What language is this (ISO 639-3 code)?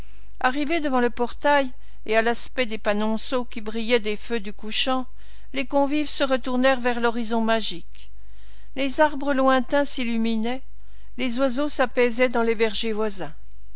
fra